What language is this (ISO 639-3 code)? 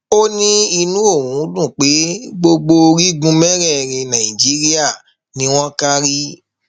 yor